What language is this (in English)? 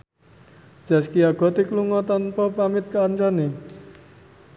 Javanese